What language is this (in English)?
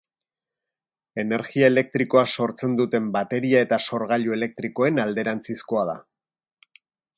Basque